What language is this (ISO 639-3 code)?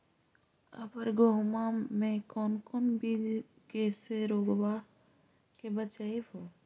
mag